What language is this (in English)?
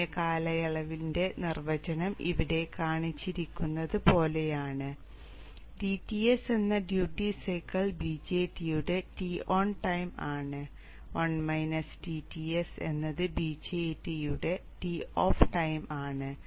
Malayalam